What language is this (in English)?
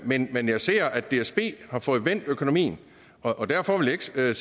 Danish